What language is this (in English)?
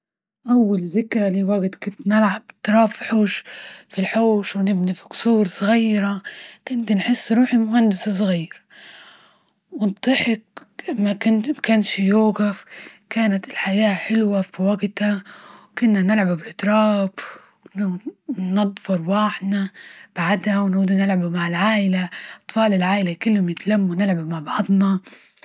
Libyan Arabic